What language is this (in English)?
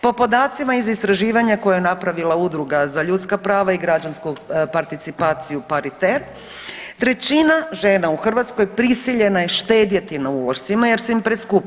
Croatian